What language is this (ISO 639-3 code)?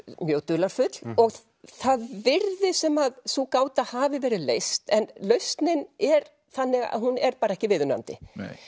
isl